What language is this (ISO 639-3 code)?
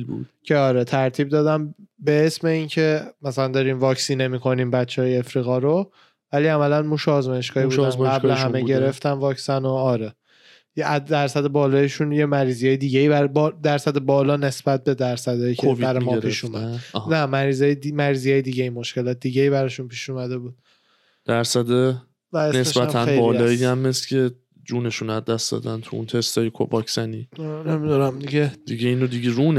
fas